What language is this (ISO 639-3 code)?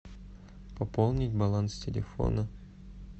rus